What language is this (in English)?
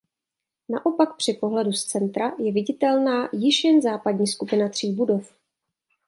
Czech